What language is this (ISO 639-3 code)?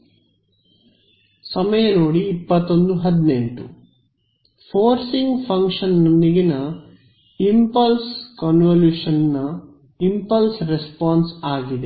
kan